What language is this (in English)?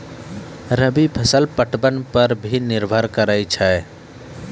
Maithili